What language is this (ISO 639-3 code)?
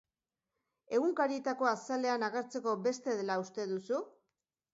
eus